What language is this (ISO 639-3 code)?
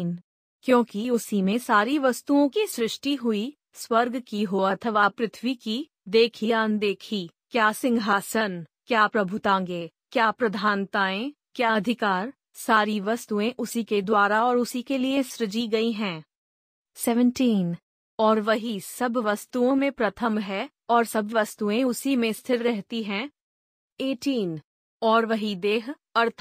hin